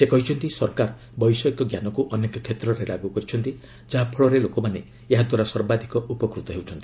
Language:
Odia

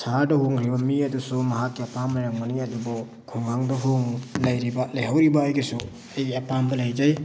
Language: Manipuri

